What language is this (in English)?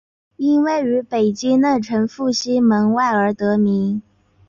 Chinese